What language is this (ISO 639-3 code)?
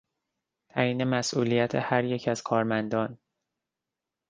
fas